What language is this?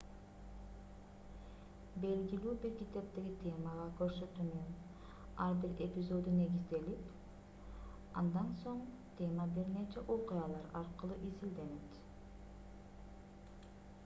Kyrgyz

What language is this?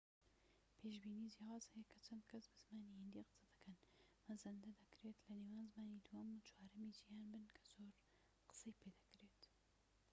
Central Kurdish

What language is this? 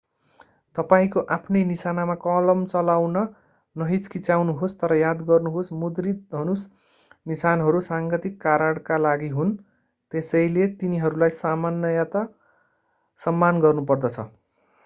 Nepali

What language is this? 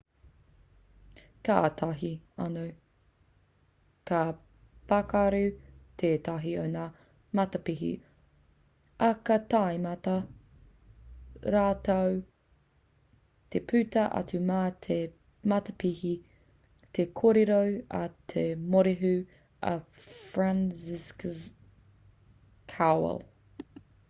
Māori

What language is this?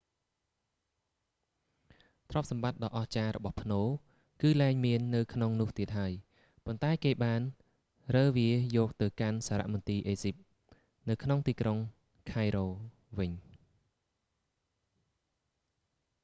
Khmer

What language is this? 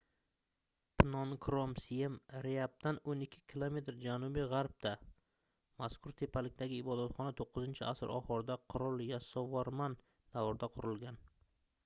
Uzbek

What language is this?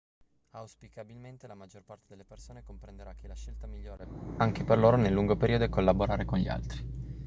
Italian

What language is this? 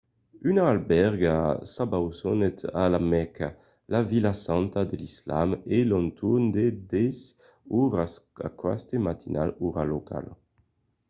Occitan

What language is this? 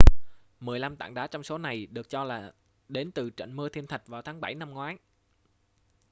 Vietnamese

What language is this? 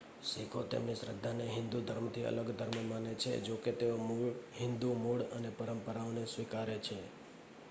Gujarati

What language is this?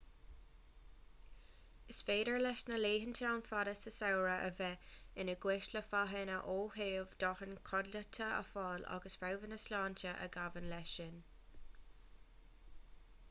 Irish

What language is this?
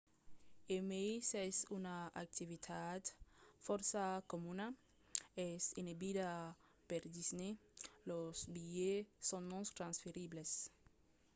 Occitan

